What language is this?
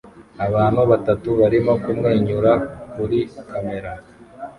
Kinyarwanda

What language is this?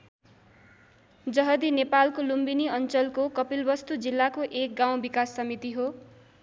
Nepali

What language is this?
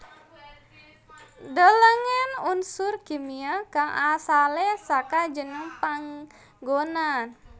Javanese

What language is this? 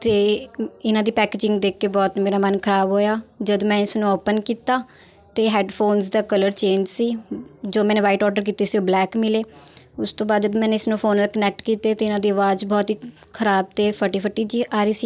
Punjabi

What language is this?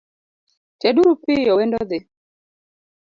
Luo (Kenya and Tanzania)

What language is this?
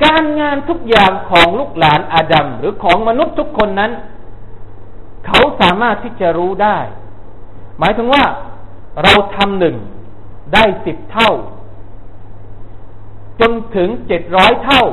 Thai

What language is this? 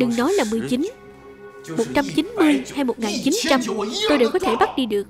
Vietnamese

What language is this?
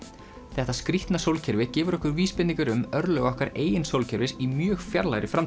Icelandic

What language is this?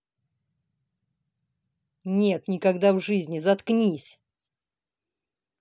Russian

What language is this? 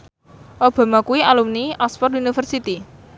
Javanese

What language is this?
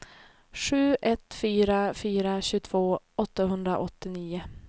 Swedish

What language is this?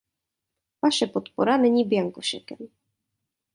Czech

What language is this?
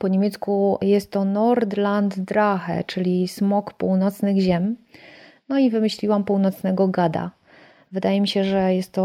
Polish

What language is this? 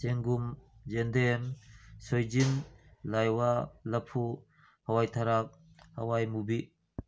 Manipuri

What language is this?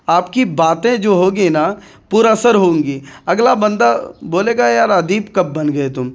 Urdu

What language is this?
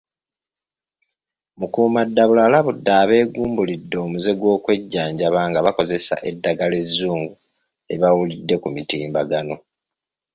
Ganda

